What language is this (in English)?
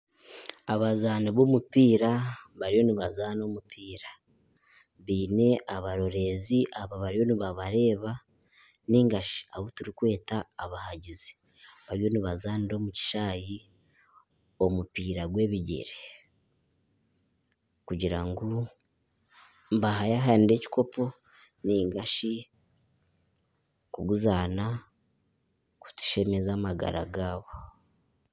Nyankole